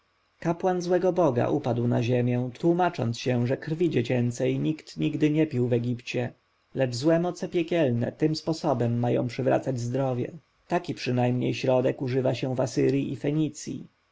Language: Polish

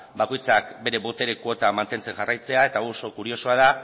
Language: Basque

